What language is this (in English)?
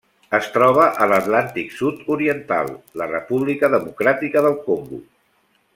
Catalan